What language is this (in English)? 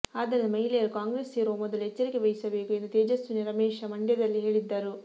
Kannada